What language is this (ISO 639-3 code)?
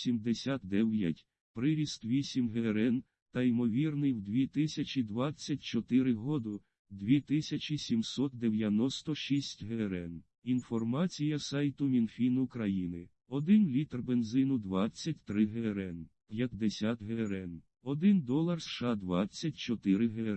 ukr